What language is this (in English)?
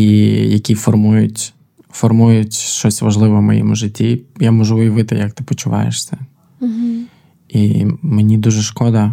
Ukrainian